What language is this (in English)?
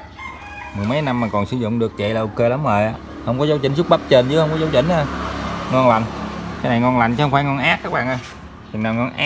Vietnamese